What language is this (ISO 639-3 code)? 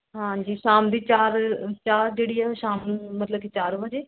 pan